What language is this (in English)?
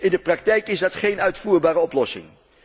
Dutch